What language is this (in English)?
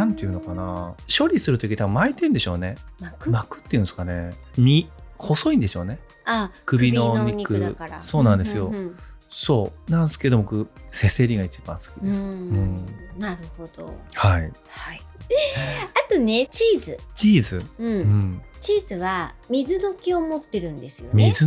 Japanese